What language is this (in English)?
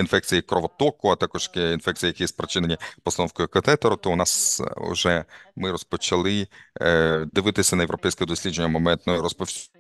Ukrainian